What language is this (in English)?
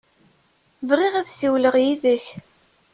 Kabyle